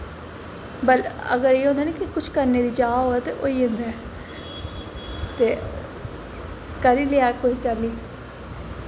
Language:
Dogri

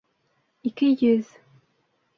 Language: Bashkir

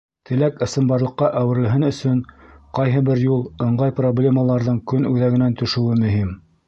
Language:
Bashkir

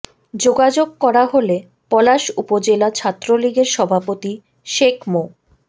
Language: Bangla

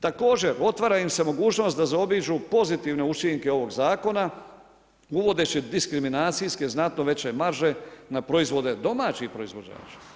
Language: Croatian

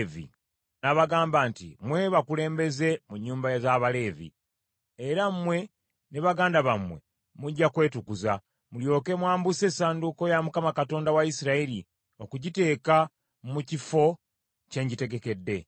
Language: Ganda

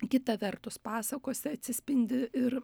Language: Lithuanian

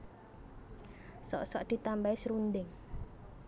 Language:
Javanese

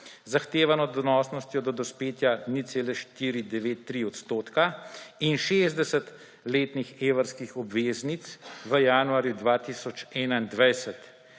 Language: Slovenian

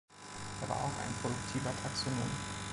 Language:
German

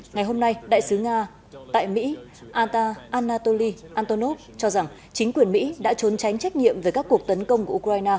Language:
Vietnamese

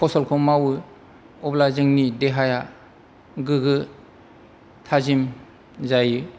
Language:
Bodo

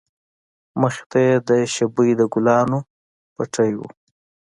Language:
Pashto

